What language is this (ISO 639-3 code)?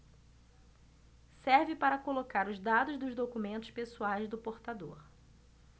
por